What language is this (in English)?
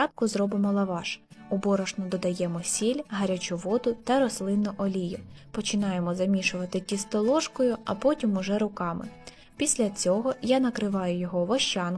Ukrainian